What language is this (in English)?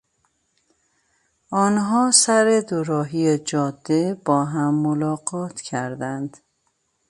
Persian